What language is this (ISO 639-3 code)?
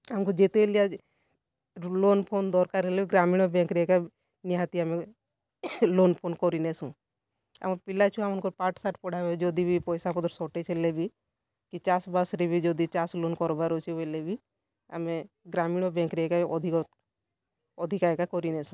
ori